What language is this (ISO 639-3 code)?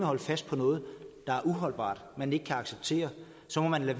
dan